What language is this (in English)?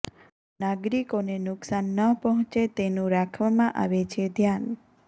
Gujarati